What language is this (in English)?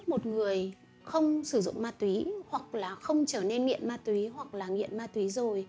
Vietnamese